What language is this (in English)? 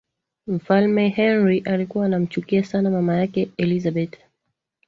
Swahili